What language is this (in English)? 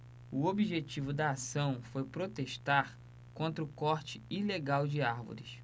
Portuguese